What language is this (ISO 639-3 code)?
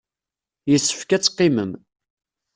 kab